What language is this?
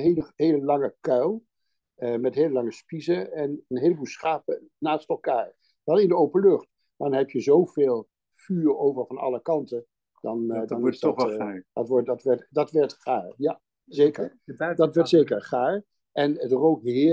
Dutch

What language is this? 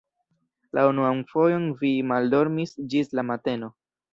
Esperanto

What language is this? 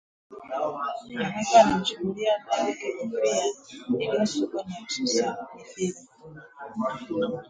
Swahili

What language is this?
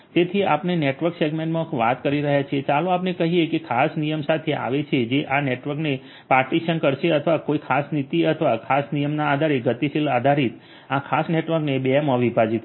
Gujarati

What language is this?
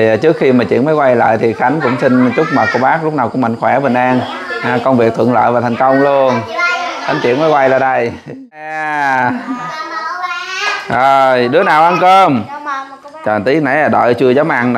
Vietnamese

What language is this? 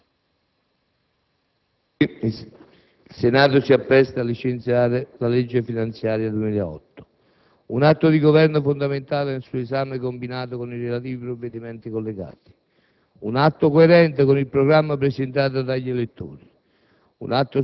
Italian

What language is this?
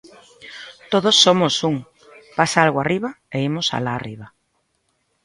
Galician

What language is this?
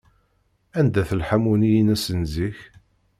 Kabyle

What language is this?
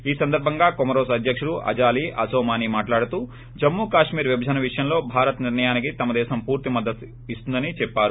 Telugu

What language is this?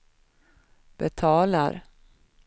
Swedish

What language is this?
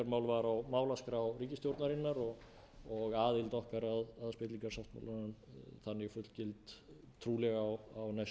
Icelandic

